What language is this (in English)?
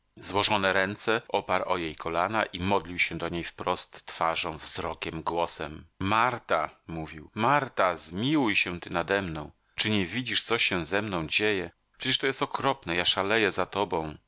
Polish